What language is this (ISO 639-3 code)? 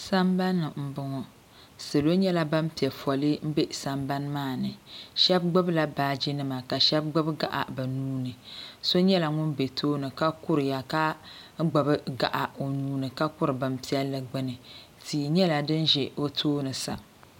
dag